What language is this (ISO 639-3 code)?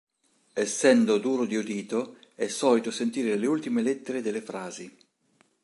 ita